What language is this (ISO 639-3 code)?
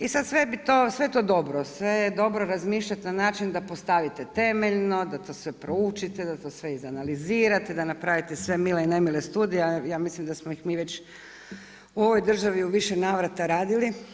hrv